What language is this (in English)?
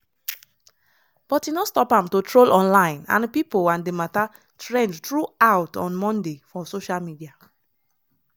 Nigerian Pidgin